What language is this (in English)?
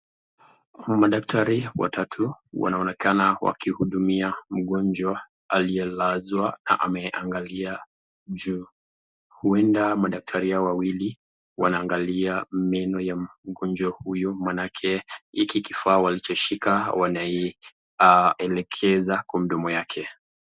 Swahili